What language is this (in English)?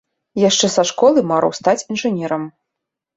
Belarusian